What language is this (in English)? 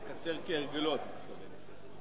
Hebrew